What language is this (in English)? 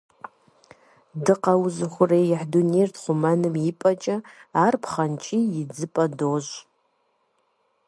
Kabardian